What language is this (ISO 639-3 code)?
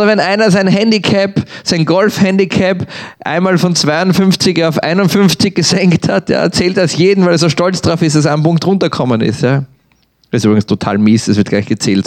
deu